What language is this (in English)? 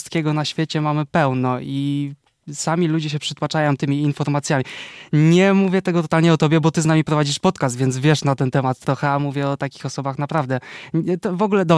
Polish